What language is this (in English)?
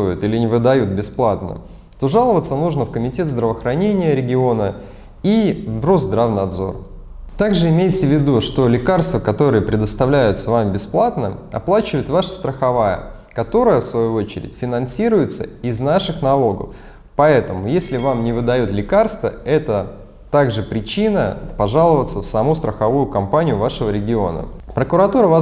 Russian